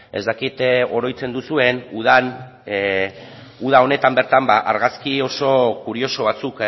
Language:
Basque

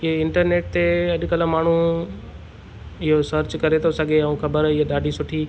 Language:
Sindhi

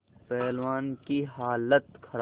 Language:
Hindi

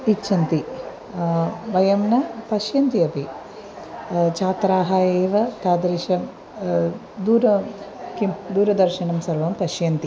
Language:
Sanskrit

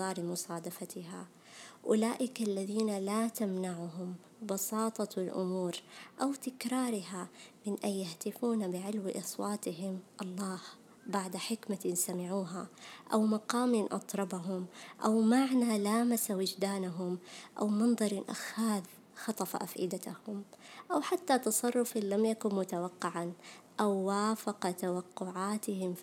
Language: Arabic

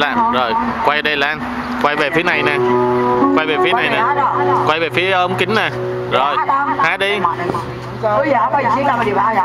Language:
Vietnamese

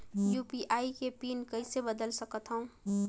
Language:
Chhattisgarhi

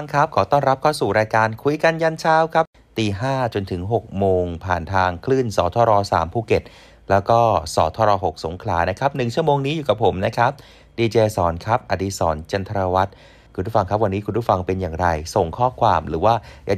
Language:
Thai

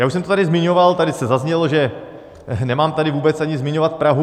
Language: Czech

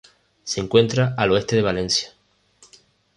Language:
Spanish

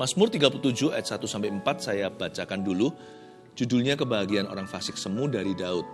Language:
Indonesian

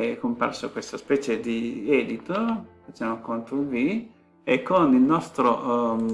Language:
Italian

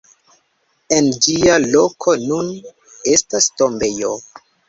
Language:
Esperanto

